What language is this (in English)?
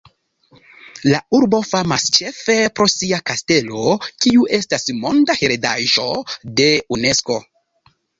Esperanto